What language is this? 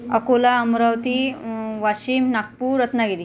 Marathi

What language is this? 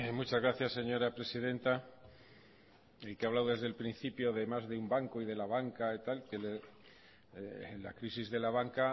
Spanish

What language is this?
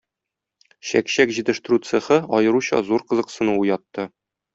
Tatar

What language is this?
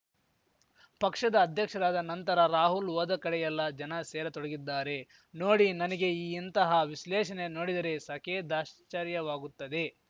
Kannada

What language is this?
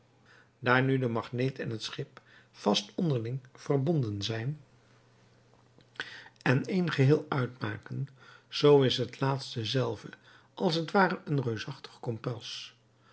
Dutch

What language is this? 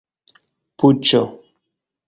Esperanto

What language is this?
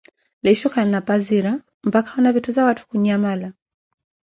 Koti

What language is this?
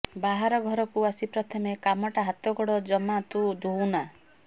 Odia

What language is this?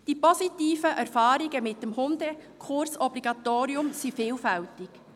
Swiss German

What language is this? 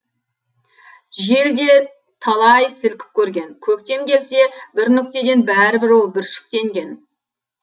Kazakh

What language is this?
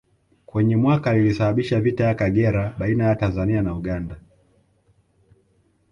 Swahili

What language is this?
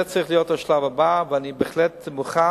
Hebrew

